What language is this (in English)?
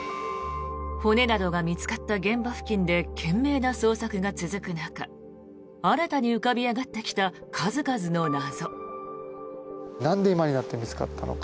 Japanese